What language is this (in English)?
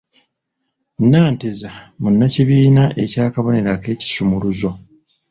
Ganda